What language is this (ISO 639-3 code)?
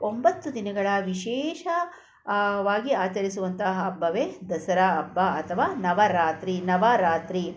kan